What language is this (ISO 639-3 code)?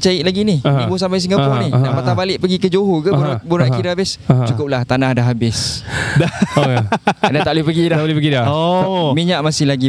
msa